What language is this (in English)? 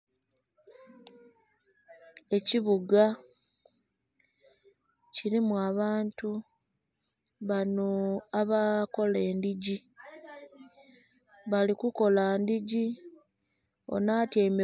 Soga